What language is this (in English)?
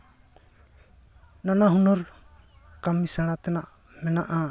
Santali